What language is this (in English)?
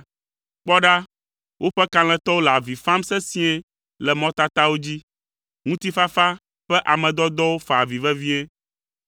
Ewe